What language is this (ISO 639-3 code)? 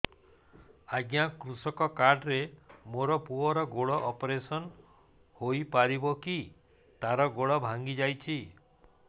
ori